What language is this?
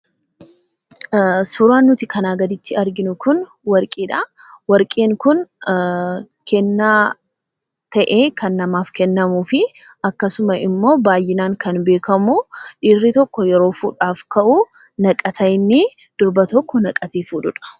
Oromo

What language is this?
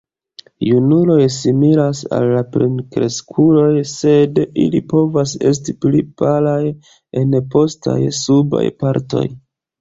Esperanto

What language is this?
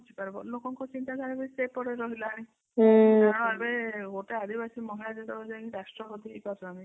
Odia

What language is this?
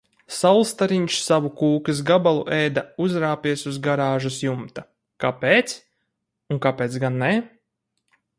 Latvian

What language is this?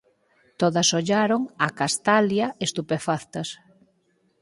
Galician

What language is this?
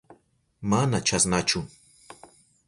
Southern Pastaza Quechua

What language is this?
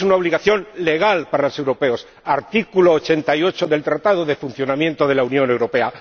Spanish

